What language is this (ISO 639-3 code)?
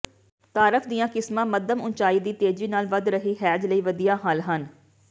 pan